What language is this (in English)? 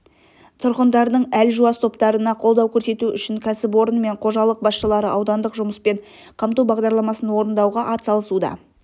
Kazakh